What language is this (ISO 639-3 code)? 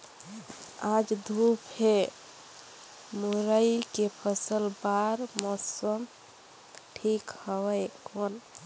hne